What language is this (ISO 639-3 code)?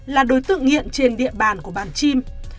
vie